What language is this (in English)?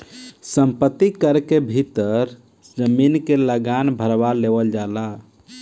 Bhojpuri